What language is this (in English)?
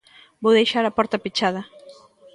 Galician